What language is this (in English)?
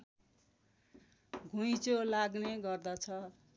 Nepali